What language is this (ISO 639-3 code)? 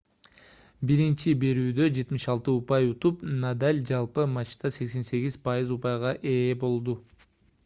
kir